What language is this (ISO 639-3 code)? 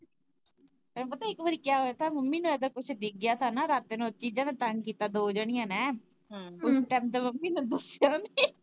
pan